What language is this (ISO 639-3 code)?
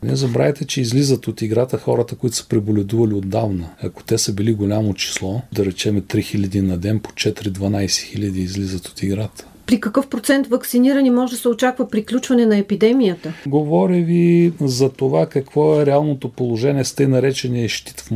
bul